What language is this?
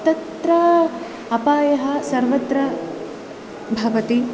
Sanskrit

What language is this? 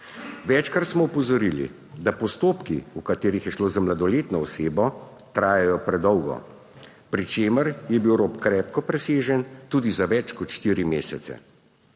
Slovenian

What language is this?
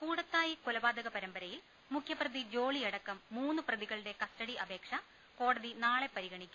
Malayalam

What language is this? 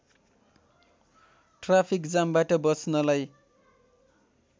Nepali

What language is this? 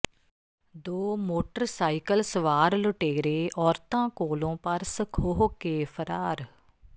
Punjabi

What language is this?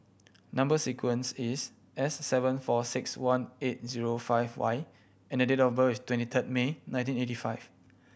English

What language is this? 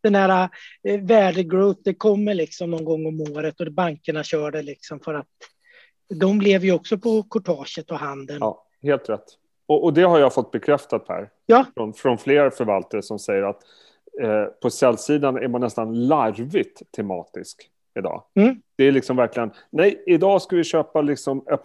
Swedish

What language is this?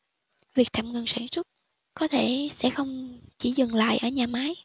Vietnamese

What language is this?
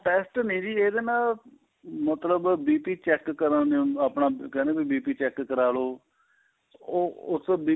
Punjabi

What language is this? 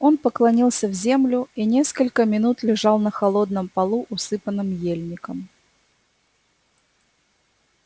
Russian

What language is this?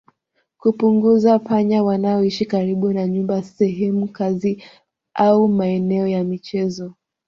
Swahili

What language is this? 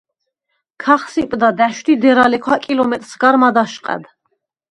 Svan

